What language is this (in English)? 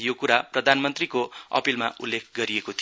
Nepali